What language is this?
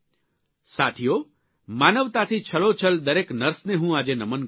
Gujarati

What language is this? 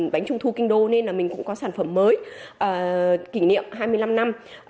Vietnamese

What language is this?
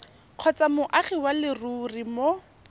Tswana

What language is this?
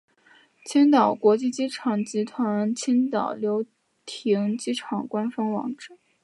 Chinese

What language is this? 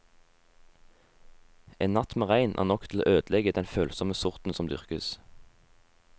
Norwegian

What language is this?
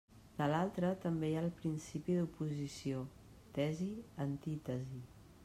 Catalan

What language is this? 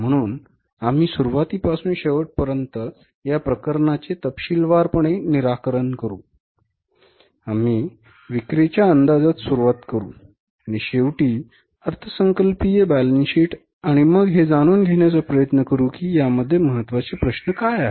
Marathi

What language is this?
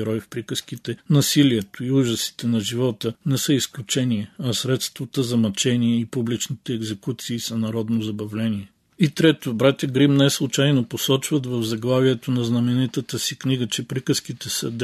Bulgarian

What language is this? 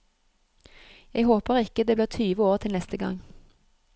Norwegian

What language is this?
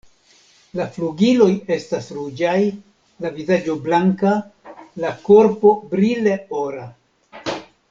Esperanto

